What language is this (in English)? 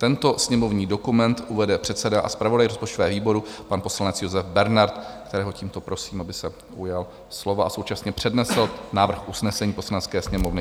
Czech